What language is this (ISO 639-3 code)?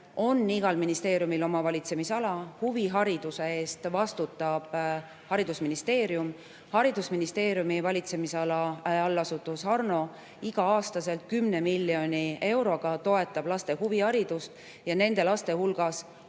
est